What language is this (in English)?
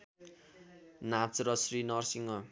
Nepali